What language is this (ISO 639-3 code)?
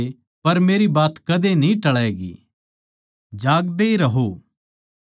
bgc